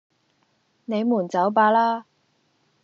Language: Cantonese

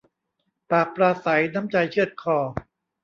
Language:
Thai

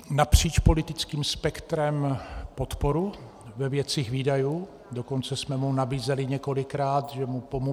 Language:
Czech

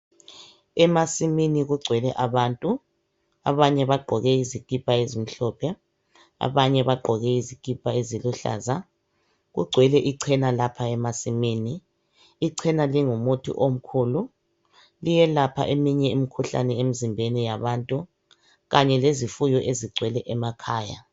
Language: North Ndebele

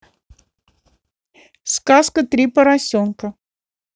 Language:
Russian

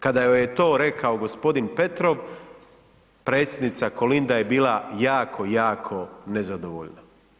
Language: Croatian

